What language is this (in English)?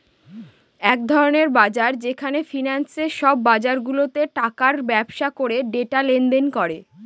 Bangla